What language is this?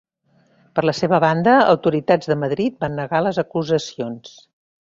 Catalan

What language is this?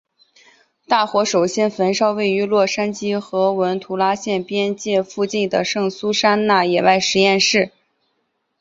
Chinese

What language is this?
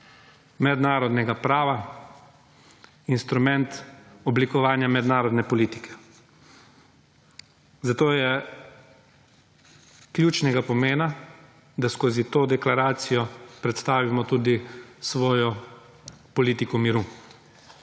Slovenian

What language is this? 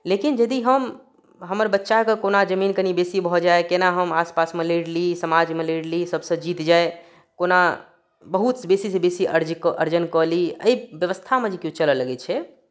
Maithili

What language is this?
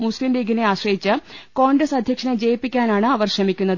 Malayalam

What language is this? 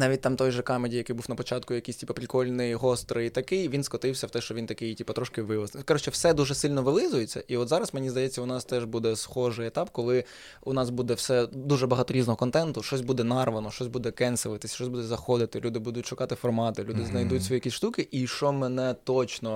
Ukrainian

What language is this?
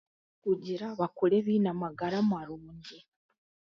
Chiga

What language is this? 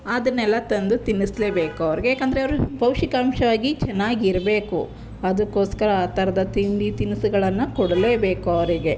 Kannada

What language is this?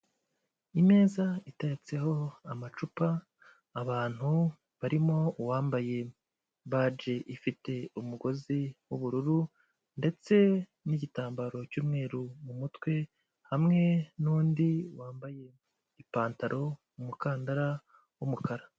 Kinyarwanda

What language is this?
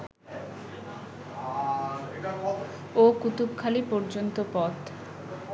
Bangla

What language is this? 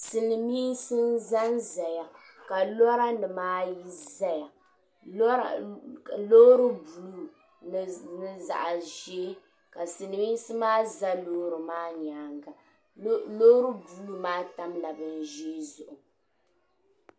Dagbani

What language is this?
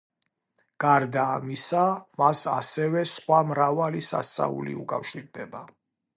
Georgian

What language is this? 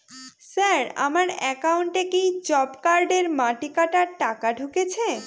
Bangla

